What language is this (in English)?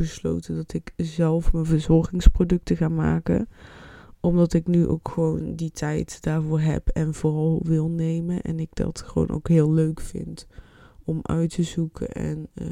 Dutch